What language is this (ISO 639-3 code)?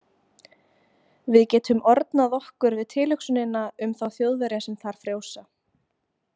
isl